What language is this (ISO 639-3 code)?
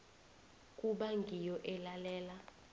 nbl